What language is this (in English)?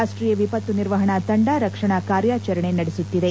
Kannada